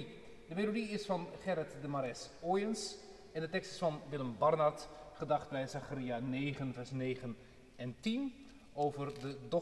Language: Dutch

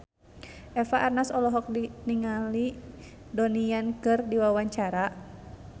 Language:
Sundanese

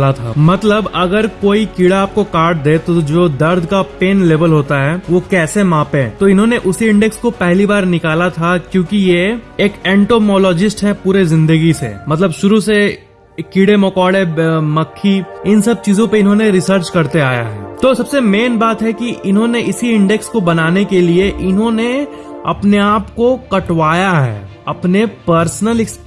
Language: Hindi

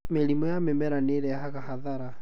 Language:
Kikuyu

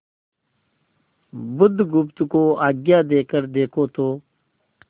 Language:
Hindi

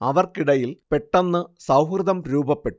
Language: Malayalam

